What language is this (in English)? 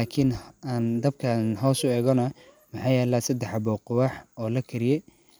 Somali